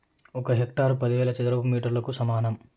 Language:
Telugu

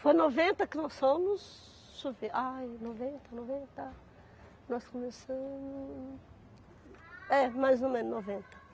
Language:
Portuguese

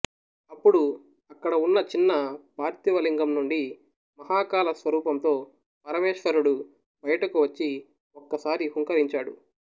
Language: Telugu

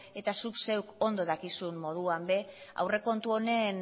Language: Basque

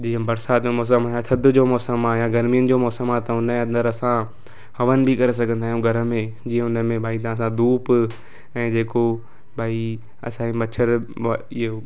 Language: Sindhi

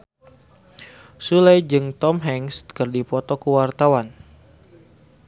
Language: Sundanese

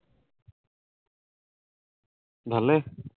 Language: Assamese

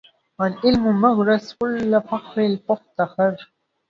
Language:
Arabic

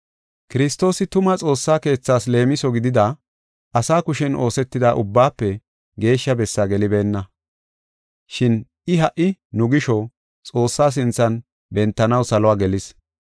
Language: Gofa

